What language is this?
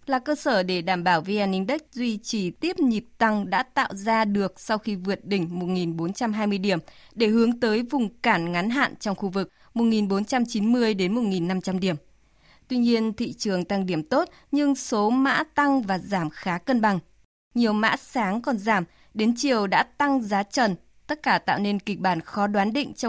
Vietnamese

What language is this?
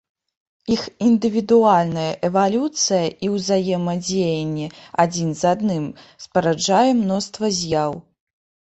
Belarusian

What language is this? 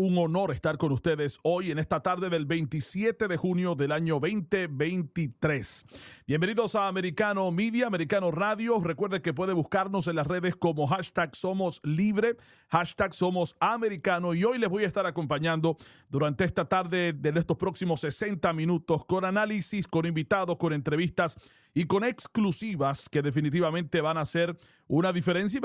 Spanish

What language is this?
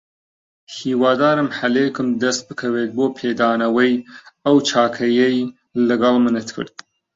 Central Kurdish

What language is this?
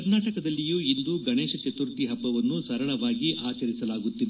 Kannada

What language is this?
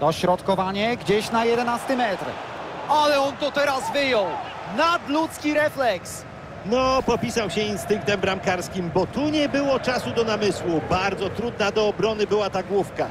Polish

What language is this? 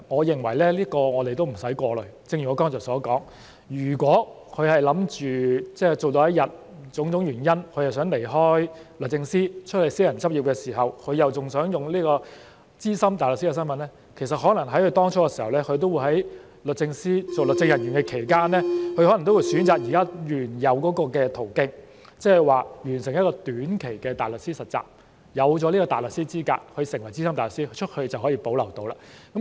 Cantonese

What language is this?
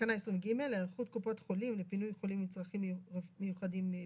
Hebrew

